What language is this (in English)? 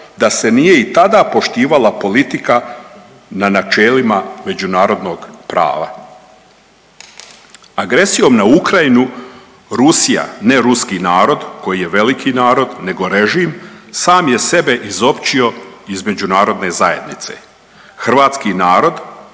Croatian